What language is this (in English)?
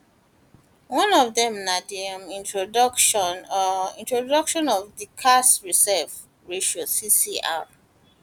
Nigerian Pidgin